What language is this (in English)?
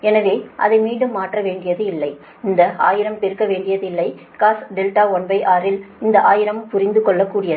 Tamil